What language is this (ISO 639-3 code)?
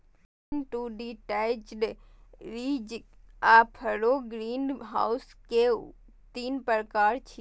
mai